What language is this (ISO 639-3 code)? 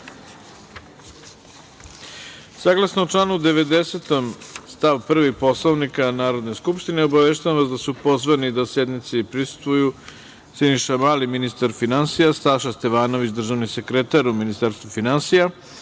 srp